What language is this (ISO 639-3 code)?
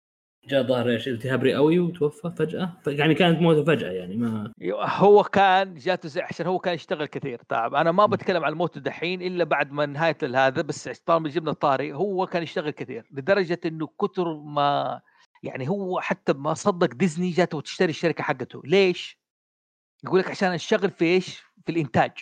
ara